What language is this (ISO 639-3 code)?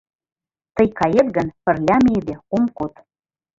chm